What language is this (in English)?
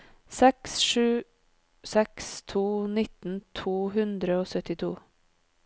Norwegian